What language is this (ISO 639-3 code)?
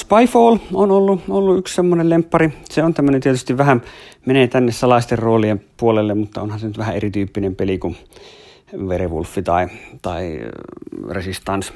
fin